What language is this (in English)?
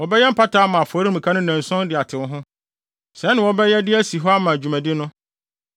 Akan